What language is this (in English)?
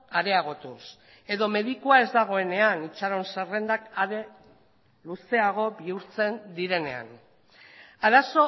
Basque